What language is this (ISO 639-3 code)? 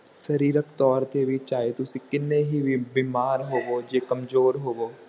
pan